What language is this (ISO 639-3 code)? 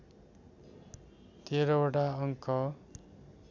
nep